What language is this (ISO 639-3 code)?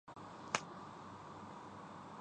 urd